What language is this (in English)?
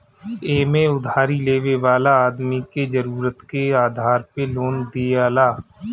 Bhojpuri